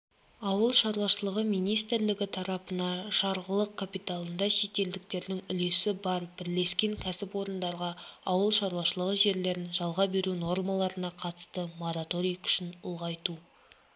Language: Kazakh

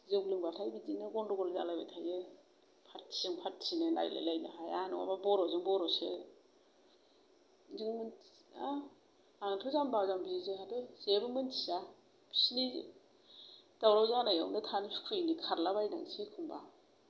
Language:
Bodo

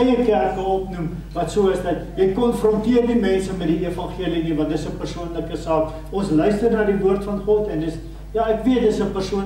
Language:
Dutch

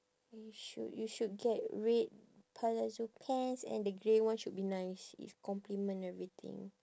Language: English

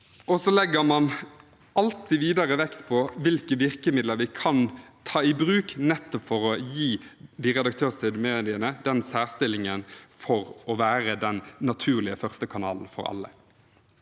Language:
Norwegian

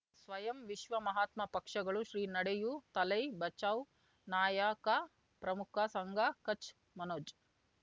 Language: Kannada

